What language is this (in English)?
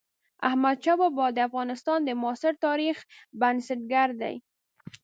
Pashto